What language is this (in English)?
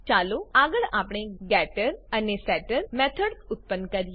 Gujarati